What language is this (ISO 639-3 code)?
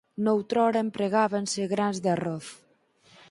glg